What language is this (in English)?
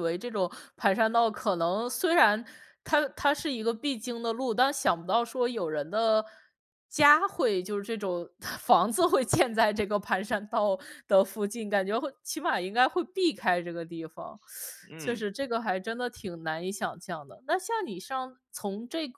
Chinese